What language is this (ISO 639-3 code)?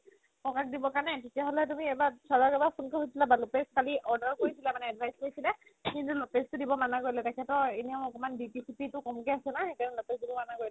asm